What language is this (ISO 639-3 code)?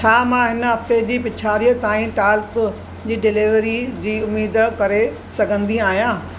snd